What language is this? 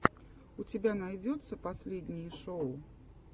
Russian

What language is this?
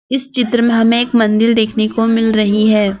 Hindi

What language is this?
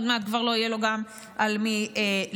Hebrew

